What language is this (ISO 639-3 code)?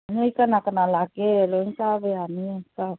mni